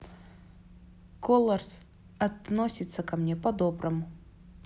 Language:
Russian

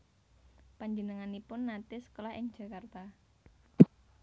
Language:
Javanese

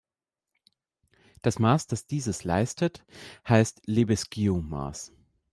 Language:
German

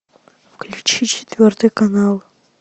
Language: Russian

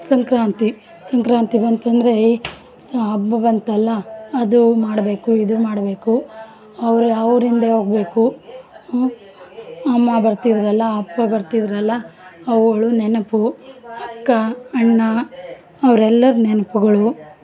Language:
Kannada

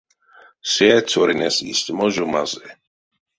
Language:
Erzya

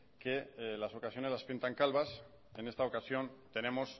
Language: Spanish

